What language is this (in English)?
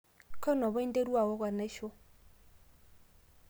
Masai